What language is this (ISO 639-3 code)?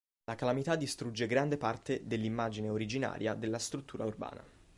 ita